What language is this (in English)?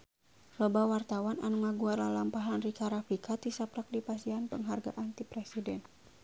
Sundanese